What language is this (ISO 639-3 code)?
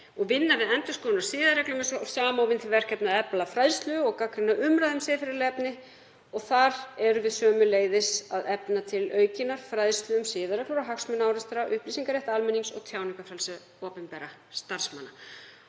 isl